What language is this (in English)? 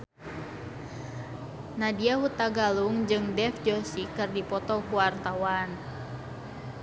Sundanese